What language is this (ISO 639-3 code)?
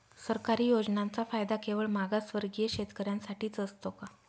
mar